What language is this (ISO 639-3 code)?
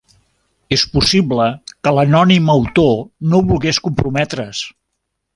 cat